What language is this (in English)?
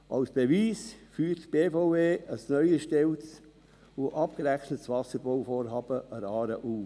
Swiss German